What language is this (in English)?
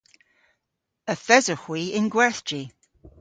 Cornish